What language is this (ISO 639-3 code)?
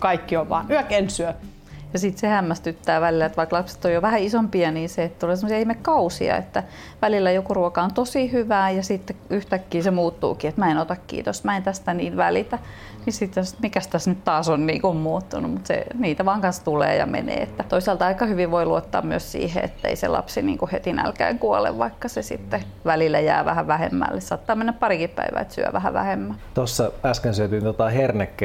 fin